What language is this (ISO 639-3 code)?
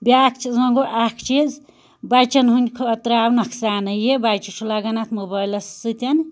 kas